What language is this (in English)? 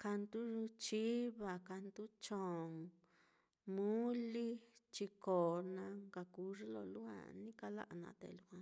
Mitlatongo Mixtec